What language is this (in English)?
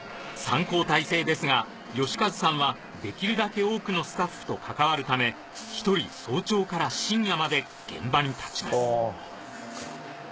Japanese